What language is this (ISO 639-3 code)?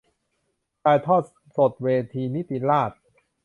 tha